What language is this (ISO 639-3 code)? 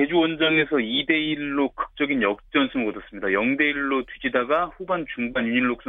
kor